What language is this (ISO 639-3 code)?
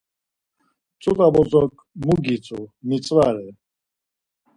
lzz